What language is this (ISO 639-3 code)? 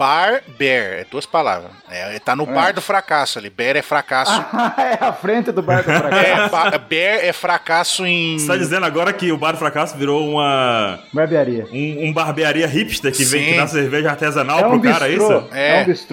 por